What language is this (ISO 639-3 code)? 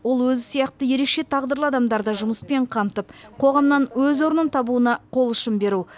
kaz